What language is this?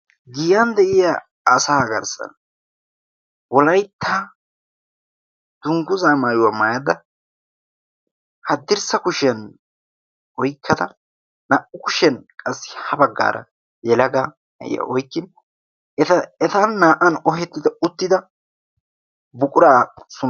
Wolaytta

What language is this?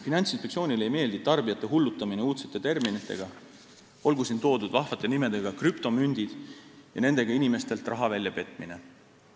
Estonian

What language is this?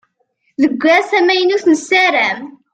Kabyle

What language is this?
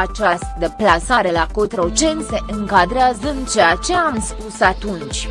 Romanian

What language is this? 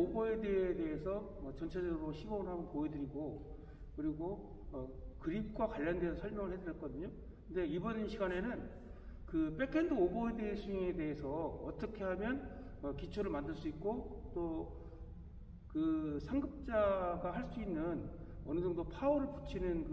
Korean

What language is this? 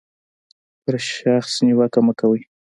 Pashto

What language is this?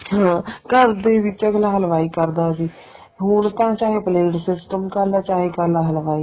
Punjabi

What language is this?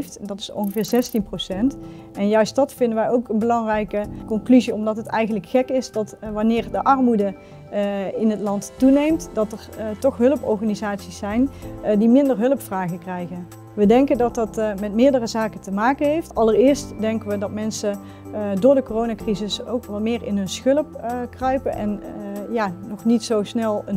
Dutch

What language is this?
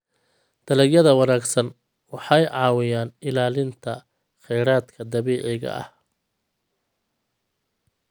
Somali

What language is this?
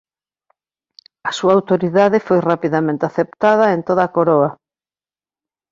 Galician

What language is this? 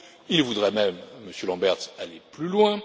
French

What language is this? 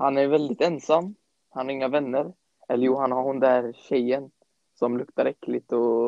Swedish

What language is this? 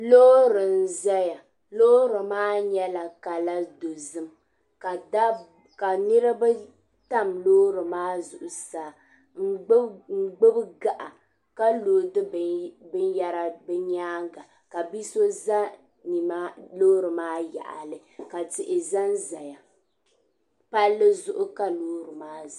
Dagbani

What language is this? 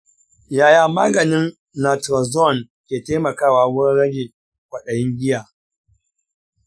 Hausa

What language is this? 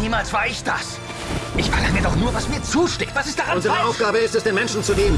German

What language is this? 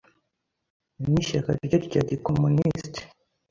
Kinyarwanda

